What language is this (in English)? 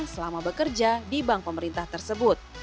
Indonesian